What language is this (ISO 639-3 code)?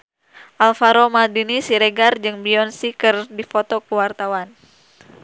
sun